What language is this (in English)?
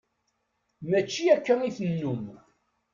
Kabyle